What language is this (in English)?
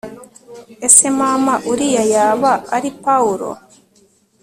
Kinyarwanda